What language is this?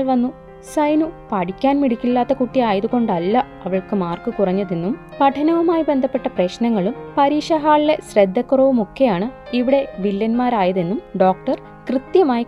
Malayalam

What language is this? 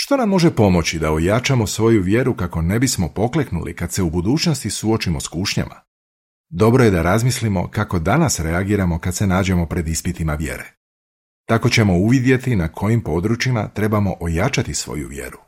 Croatian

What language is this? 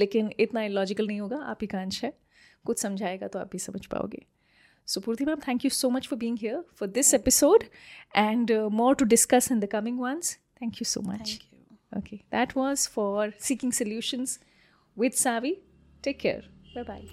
Hindi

